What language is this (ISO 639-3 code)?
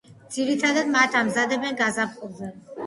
kat